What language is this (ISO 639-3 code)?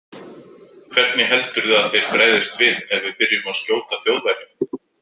isl